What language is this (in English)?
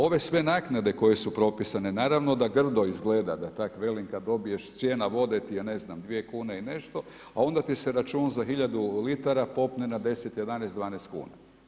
Croatian